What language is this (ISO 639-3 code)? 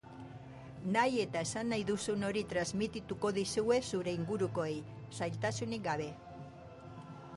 eus